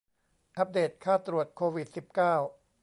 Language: Thai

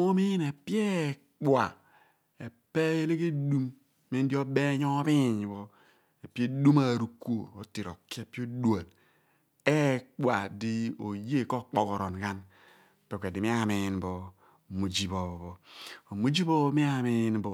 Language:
Abua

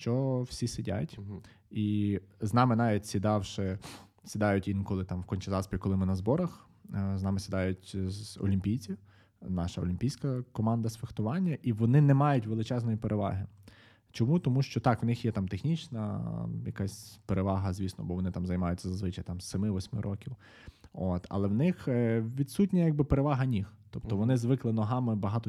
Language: Ukrainian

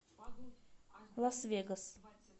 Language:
Russian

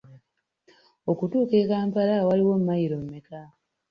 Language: Ganda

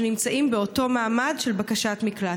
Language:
Hebrew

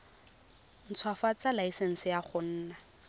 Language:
Tswana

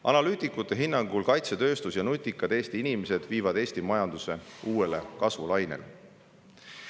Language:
Estonian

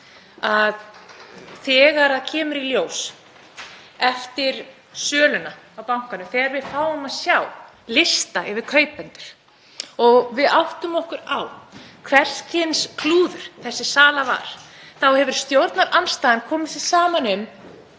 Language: Icelandic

